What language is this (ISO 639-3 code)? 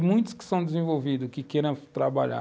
por